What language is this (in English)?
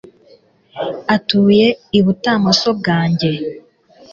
Kinyarwanda